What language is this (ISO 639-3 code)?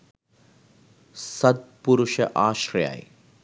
sin